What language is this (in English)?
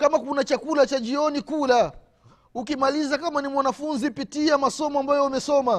Swahili